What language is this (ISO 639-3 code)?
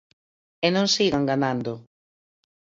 glg